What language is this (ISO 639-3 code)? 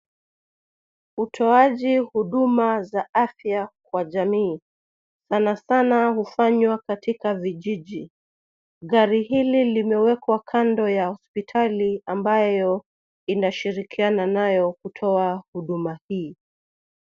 swa